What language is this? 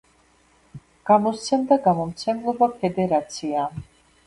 Georgian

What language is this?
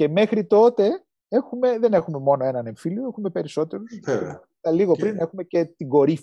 Greek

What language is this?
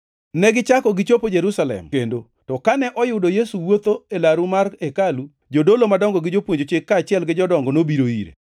Luo (Kenya and Tanzania)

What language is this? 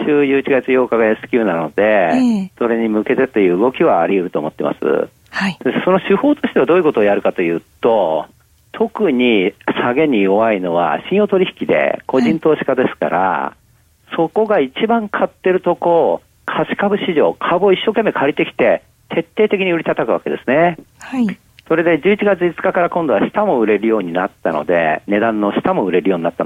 Japanese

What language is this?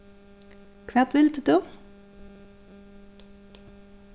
Faroese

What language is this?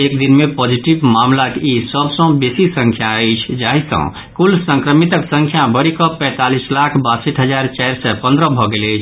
Maithili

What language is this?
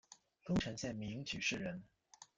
Chinese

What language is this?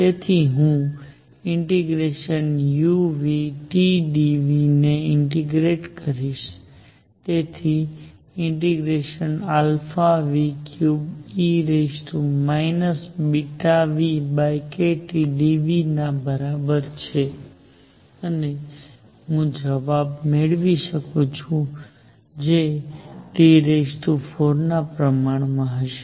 Gujarati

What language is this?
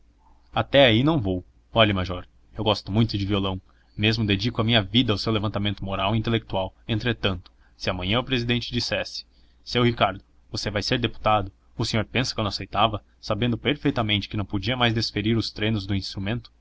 Portuguese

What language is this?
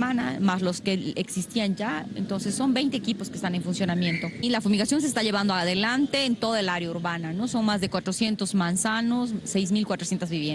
Spanish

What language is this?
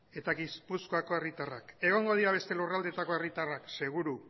Basque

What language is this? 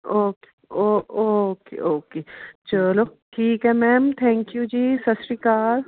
Punjabi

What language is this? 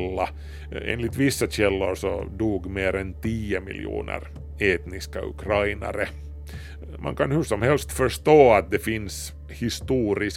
Swedish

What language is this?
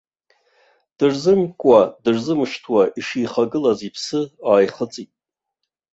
Abkhazian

